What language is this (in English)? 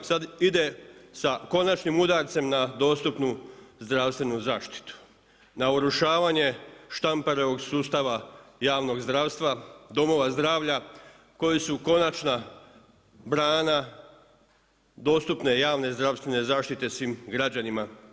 Croatian